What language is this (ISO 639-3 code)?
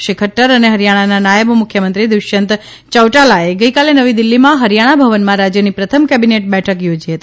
guj